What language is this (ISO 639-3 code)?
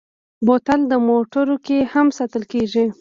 pus